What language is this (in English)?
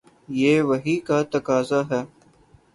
Urdu